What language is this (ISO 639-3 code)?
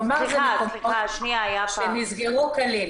heb